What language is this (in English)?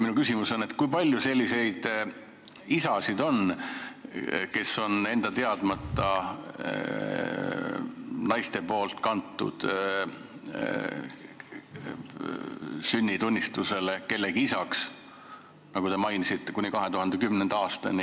Estonian